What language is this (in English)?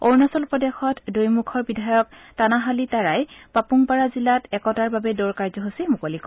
Assamese